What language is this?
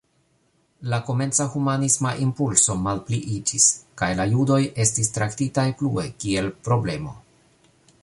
Esperanto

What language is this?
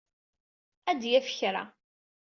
Kabyle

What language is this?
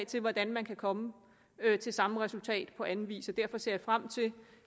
Danish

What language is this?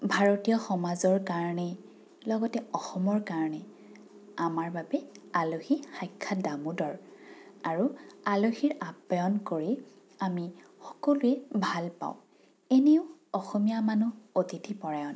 Assamese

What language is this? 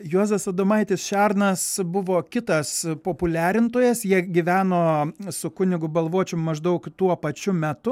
Lithuanian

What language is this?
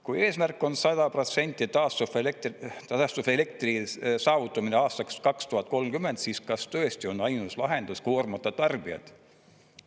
Estonian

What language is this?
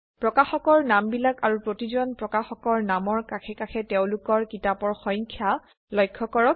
Assamese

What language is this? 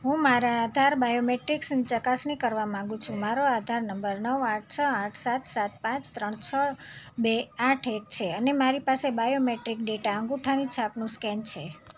Gujarati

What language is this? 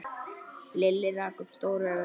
Icelandic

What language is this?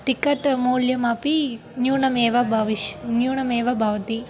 Sanskrit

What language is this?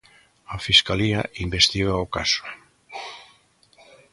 Galician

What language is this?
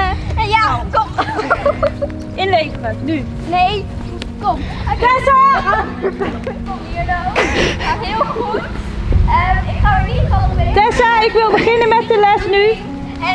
Dutch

